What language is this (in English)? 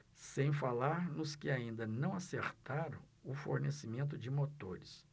Portuguese